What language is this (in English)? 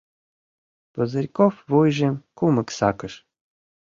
Mari